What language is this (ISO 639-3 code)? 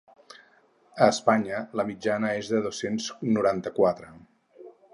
cat